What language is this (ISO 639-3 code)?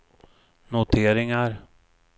swe